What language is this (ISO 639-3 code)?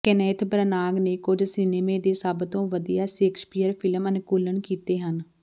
pan